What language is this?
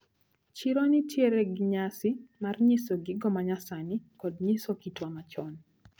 Luo (Kenya and Tanzania)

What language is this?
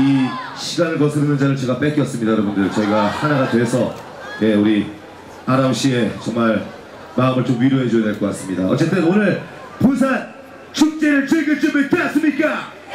Korean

